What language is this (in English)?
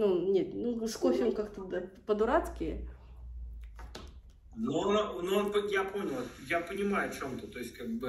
Russian